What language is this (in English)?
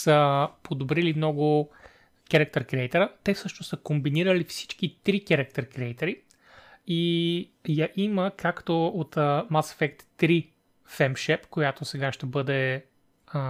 Bulgarian